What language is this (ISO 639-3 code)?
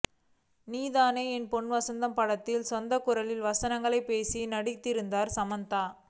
tam